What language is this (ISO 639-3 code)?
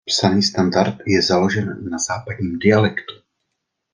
ces